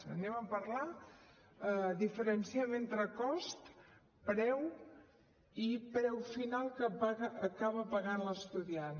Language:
Catalan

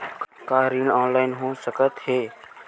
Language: Chhattisgarhi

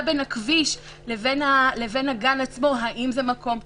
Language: Hebrew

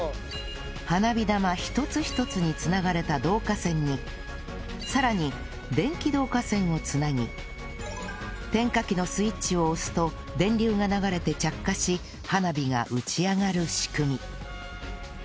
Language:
Japanese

